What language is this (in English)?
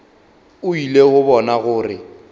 Northern Sotho